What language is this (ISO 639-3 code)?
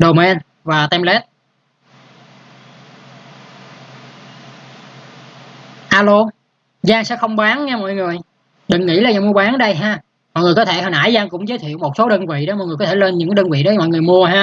vie